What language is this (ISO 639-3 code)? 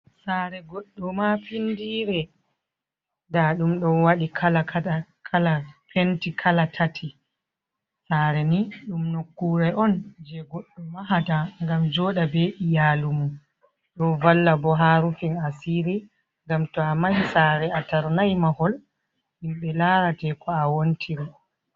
ful